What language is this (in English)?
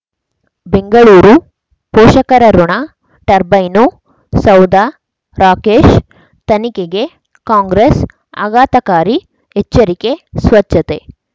Kannada